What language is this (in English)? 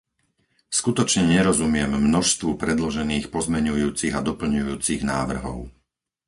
Slovak